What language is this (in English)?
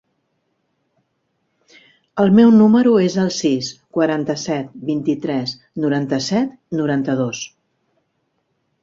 Catalan